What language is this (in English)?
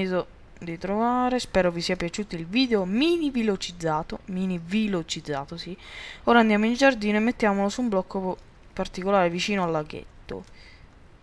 Italian